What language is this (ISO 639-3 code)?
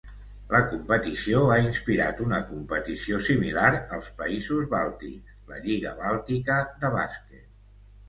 cat